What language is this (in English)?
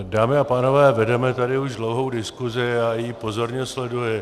Czech